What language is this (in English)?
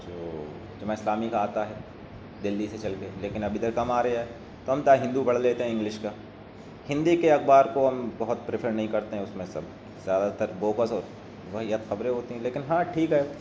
Urdu